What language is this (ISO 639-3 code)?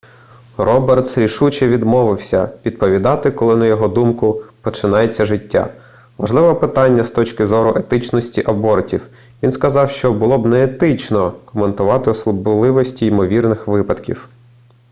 ukr